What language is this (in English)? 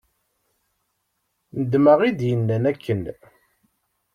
Kabyle